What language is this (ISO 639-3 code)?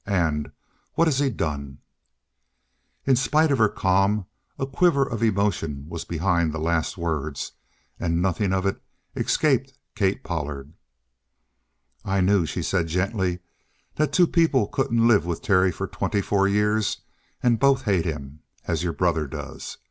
eng